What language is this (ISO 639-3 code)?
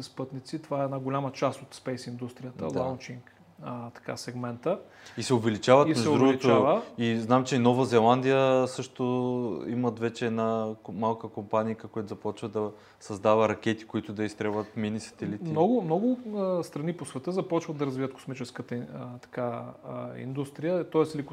bul